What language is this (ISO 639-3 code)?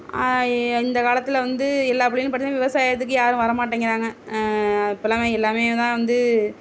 tam